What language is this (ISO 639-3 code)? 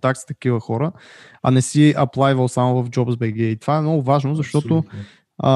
bul